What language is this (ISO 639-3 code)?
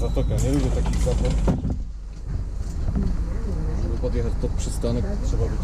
pol